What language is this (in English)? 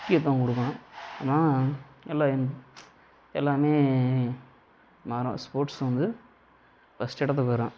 Tamil